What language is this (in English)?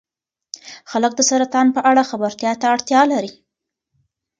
Pashto